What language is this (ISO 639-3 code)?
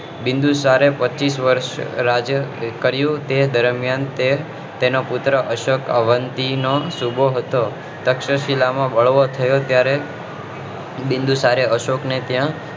guj